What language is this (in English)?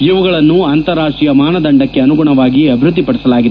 Kannada